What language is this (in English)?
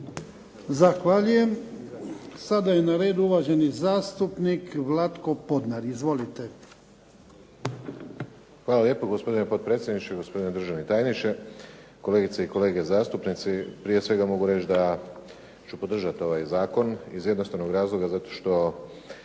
Croatian